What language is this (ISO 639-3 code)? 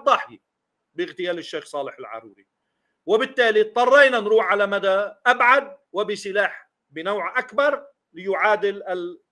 ara